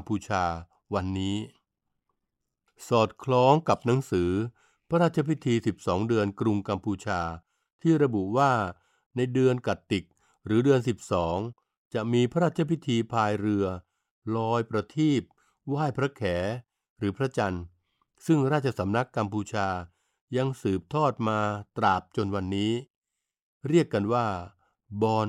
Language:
Thai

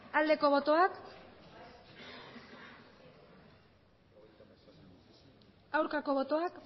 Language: Basque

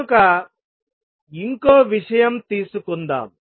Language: Telugu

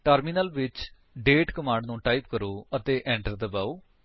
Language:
Punjabi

